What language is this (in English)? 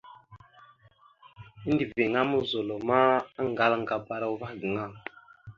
Mada (Cameroon)